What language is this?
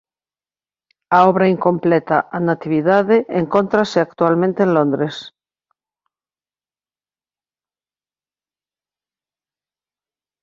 Galician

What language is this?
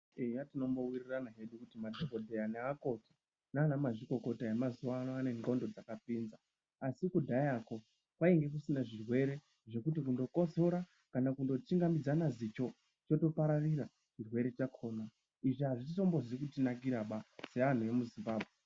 Ndau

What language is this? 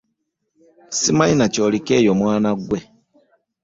Ganda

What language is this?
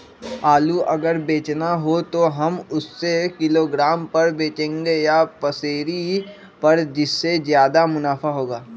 Magahi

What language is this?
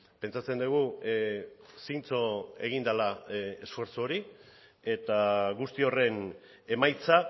Basque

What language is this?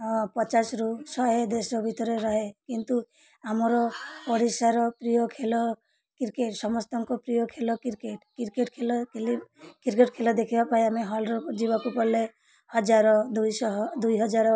Odia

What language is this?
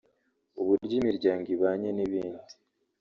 Kinyarwanda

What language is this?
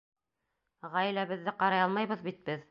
Bashkir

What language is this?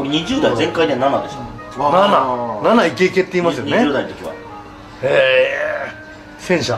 Japanese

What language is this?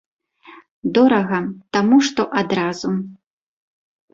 Belarusian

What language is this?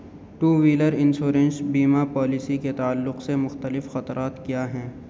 Urdu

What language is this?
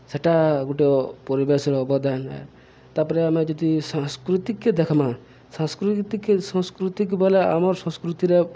Odia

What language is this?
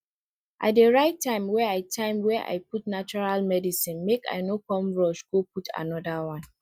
Nigerian Pidgin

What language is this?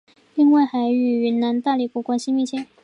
Chinese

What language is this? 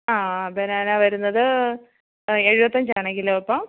Malayalam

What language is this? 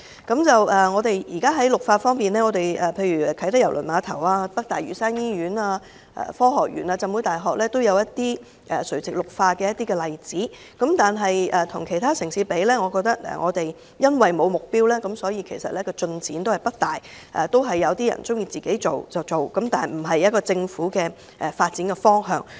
Cantonese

